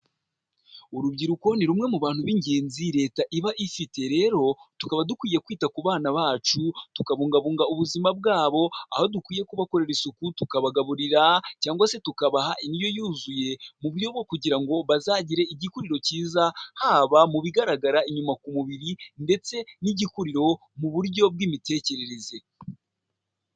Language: Kinyarwanda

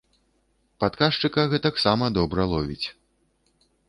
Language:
Belarusian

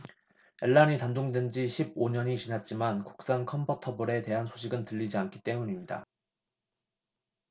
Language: Korean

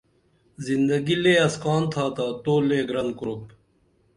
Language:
Dameli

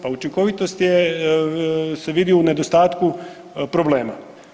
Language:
Croatian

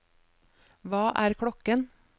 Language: Norwegian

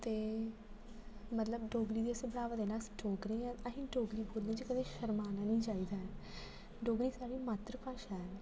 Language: Dogri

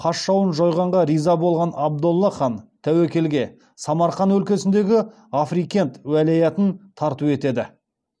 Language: Kazakh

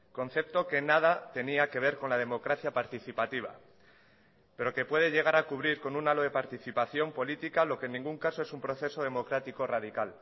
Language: Spanish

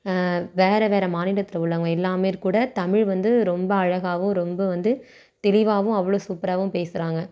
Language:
Tamil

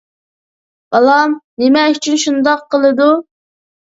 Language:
Uyghur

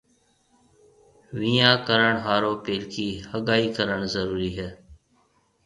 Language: Marwari (Pakistan)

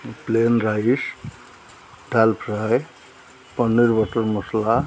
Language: Odia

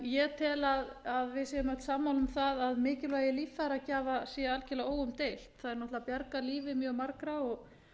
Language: Icelandic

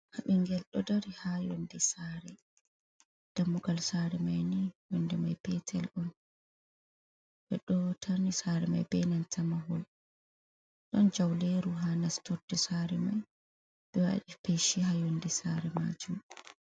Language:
Fula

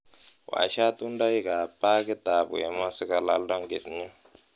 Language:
Kalenjin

